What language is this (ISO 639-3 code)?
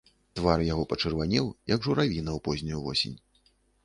bel